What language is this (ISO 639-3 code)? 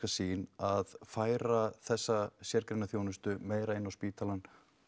isl